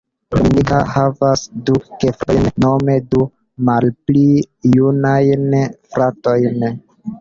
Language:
Esperanto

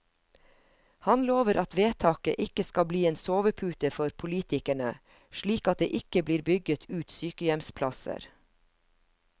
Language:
Norwegian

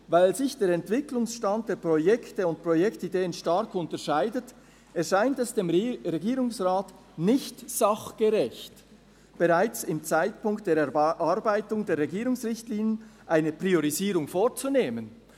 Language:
Swiss German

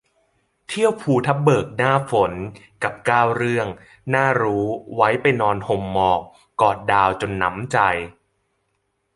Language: Thai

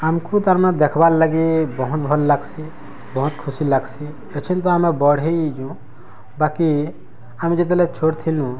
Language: Odia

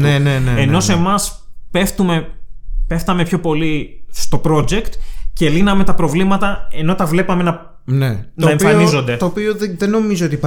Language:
Greek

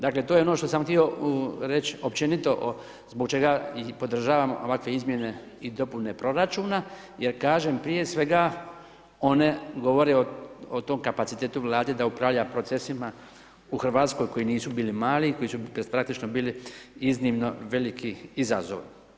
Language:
Croatian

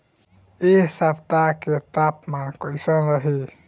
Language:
Bhojpuri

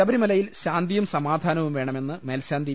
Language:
Malayalam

